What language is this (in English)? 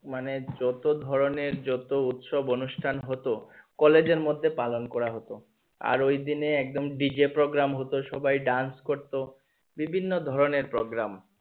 Bangla